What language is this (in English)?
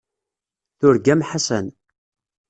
Kabyle